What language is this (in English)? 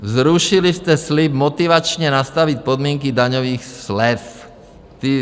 Czech